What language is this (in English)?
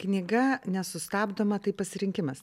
Lithuanian